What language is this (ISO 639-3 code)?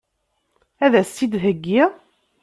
kab